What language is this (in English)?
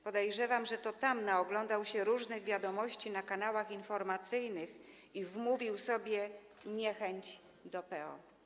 Polish